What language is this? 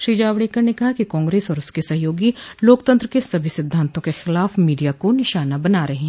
Hindi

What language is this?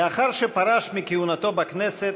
Hebrew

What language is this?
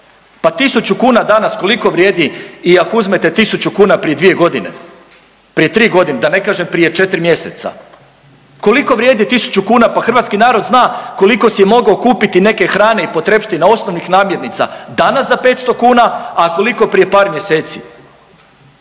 Croatian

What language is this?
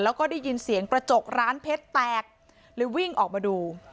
Thai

